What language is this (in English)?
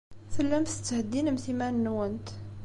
Kabyle